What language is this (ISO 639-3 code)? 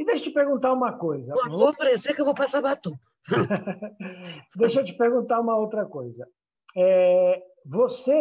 por